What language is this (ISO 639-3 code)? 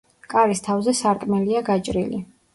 kat